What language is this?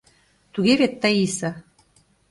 Mari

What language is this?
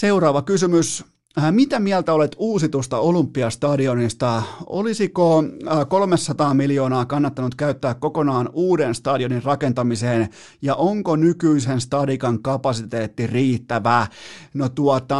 Finnish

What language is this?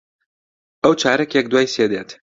Central Kurdish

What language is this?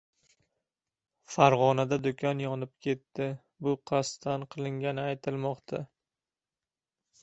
Uzbek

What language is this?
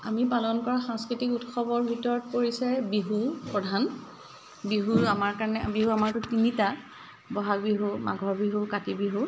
Assamese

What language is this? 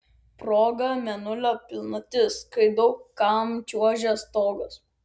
Lithuanian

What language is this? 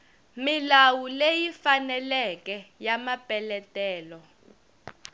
Tsonga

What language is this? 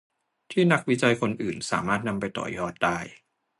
Thai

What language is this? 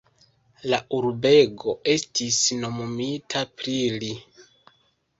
Esperanto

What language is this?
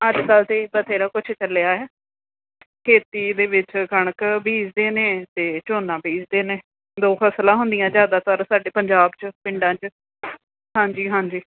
Punjabi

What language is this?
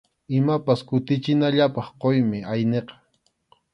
Arequipa-La Unión Quechua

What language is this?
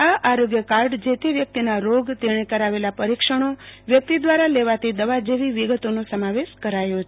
Gujarati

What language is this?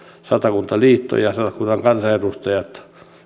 Finnish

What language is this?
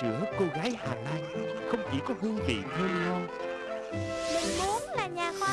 Vietnamese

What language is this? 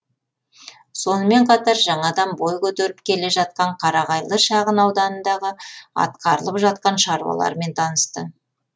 Kazakh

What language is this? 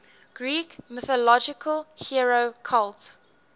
English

